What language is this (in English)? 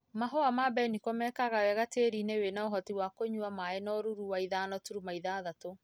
Kikuyu